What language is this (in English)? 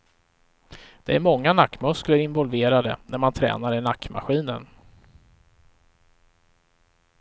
Swedish